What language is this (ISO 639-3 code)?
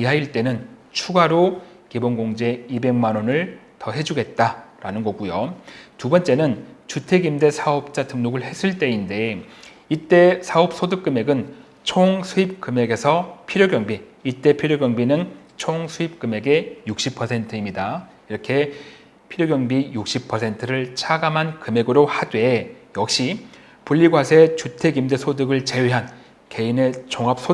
kor